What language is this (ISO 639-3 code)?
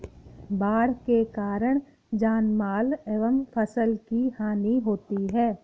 hin